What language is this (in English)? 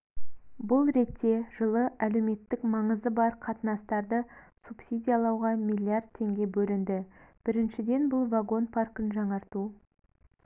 Kazakh